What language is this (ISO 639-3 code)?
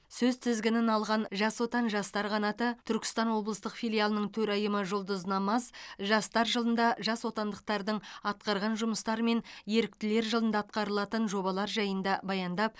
kaz